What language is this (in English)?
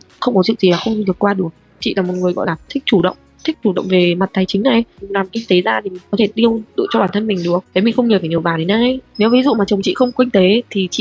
Vietnamese